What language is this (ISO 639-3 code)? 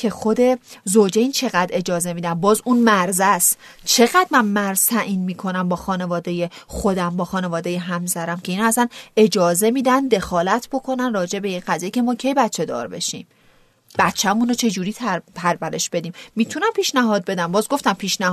fas